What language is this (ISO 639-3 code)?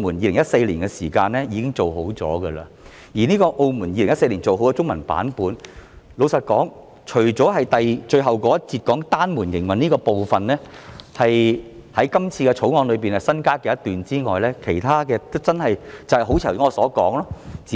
yue